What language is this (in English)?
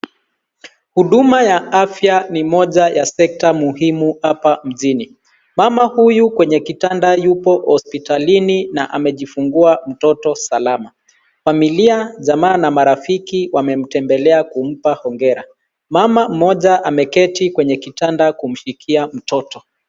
Swahili